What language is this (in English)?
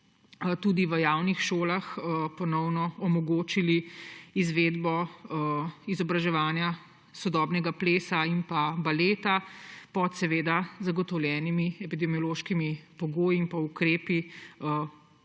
Slovenian